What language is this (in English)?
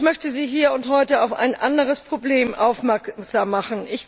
German